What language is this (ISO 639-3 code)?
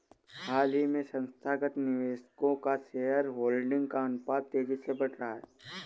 hin